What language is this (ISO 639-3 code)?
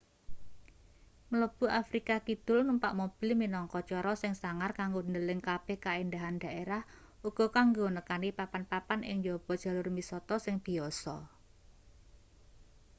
jav